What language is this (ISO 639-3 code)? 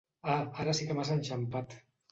cat